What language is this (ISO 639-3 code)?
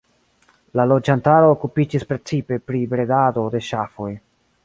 epo